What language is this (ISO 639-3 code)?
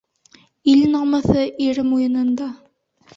bak